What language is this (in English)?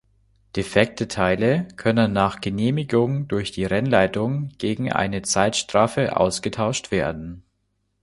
German